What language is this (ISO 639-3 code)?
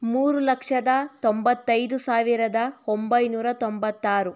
kan